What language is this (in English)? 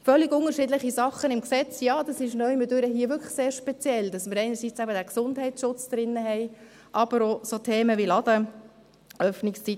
Swiss German